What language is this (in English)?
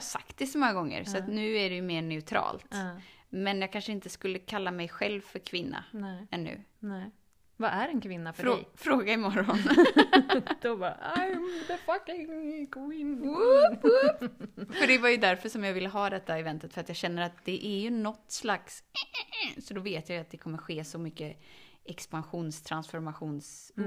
Swedish